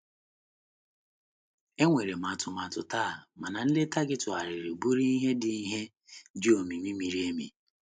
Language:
Igbo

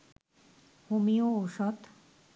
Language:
Bangla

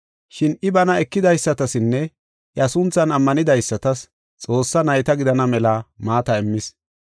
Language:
Gofa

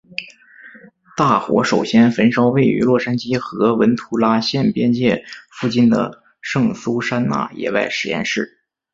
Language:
Chinese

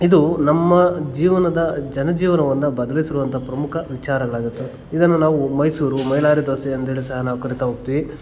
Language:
Kannada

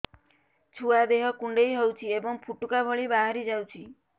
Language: Odia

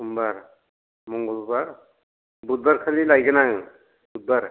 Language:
Bodo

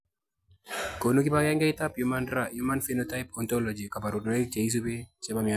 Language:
Kalenjin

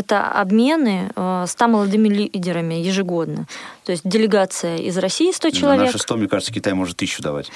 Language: Russian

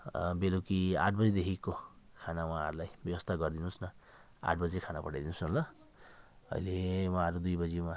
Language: Nepali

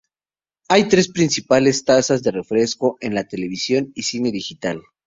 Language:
Spanish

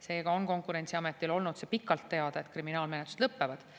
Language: Estonian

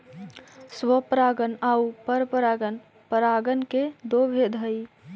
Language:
Magahi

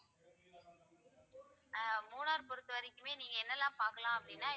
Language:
Tamil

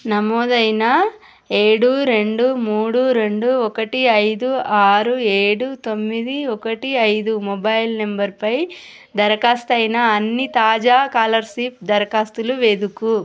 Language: Telugu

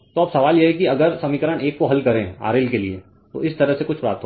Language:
Hindi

